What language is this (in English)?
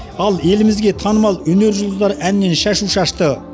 Kazakh